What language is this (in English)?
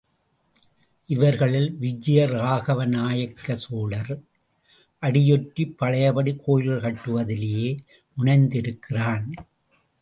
Tamil